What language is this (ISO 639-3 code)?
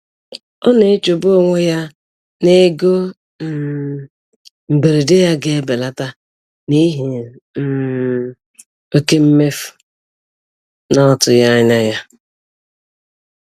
ibo